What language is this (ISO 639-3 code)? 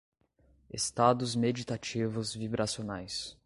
por